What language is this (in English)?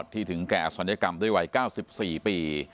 Thai